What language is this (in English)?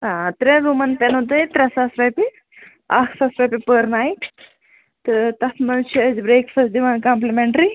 Kashmiri